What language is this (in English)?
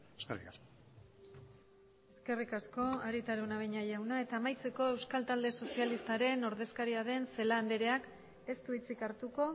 Basque